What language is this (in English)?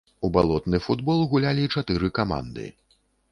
Belarusian